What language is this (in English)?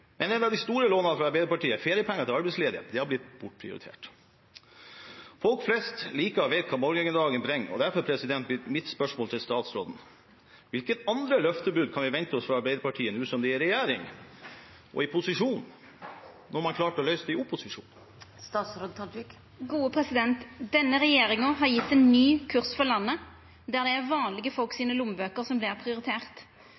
Norwegian